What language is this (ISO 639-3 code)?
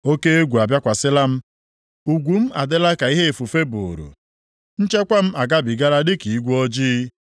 ibo